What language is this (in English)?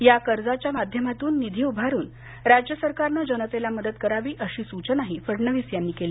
Marathi